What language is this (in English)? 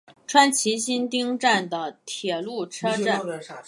Chinese